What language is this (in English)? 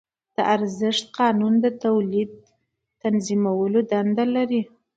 Pashto